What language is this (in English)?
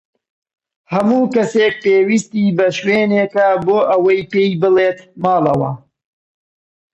Central Kurdish